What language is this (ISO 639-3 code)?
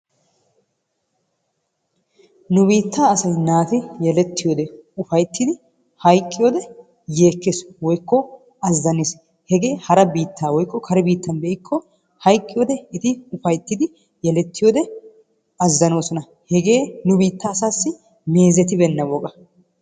wal